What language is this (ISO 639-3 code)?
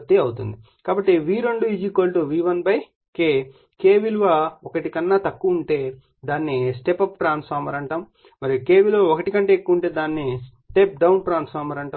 tel